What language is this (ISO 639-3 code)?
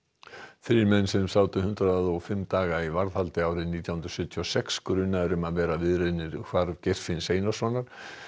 isl